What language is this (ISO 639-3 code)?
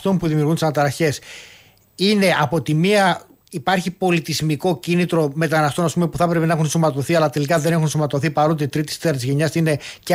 ell